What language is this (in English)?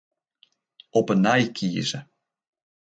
Western Frisian